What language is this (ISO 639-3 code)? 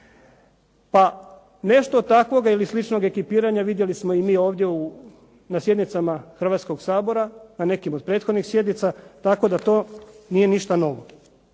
hrv